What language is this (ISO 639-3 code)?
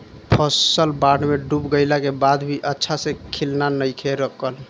bho